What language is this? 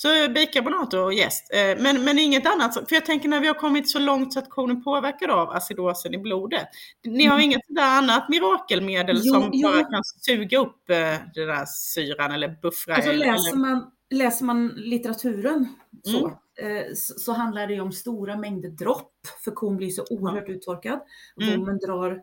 Swedish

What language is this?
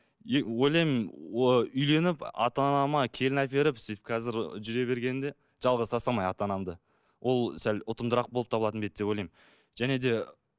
Kazakh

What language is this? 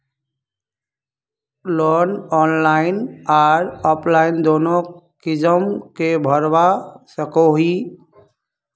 Magahi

